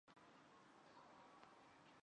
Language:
Chinese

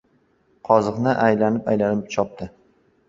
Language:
Uzbek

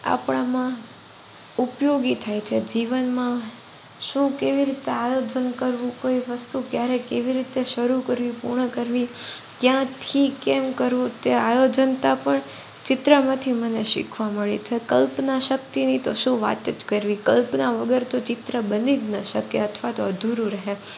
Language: Gujarati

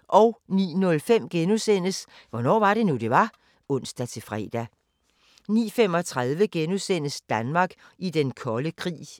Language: Danish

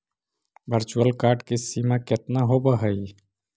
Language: Magahi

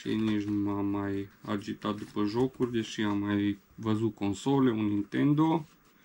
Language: Romanian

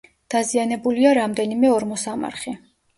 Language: Georgian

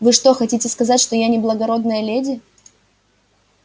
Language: Russian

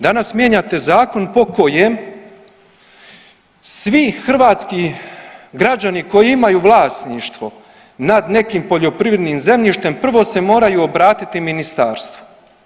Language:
Croatian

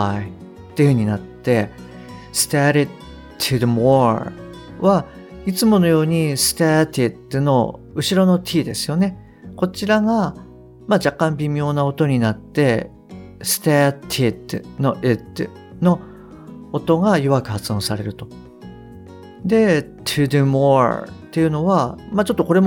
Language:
Japanese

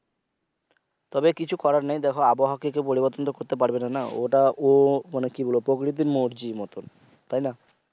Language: Bangla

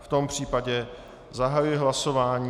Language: Czech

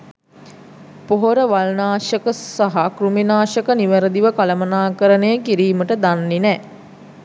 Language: Sinhala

